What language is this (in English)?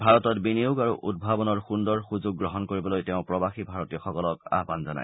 Assamese